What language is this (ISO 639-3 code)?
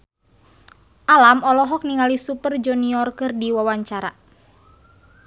sun